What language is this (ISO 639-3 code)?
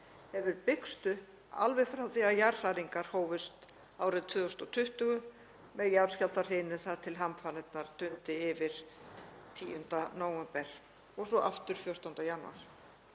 isl